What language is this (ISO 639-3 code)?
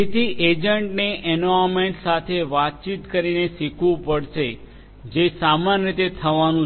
guj